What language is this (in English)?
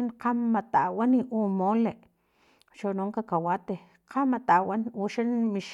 Filomena Mata-Coahuitlán Totonac